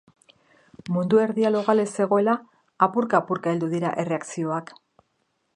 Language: Basque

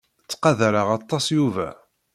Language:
Kabyle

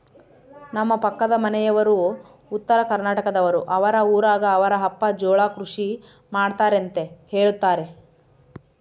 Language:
Kannada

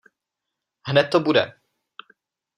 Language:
Czech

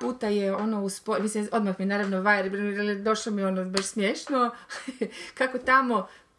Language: Croatian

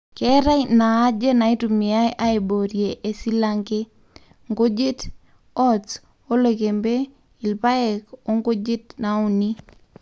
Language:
Masai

